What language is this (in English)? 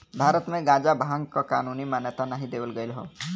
Bhojpuri